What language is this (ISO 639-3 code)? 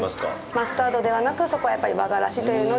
jpn